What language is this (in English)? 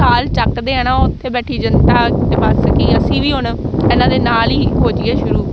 Punjabi